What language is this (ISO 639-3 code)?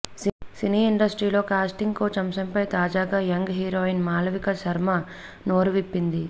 tel